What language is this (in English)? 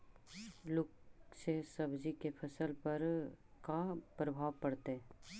Magahi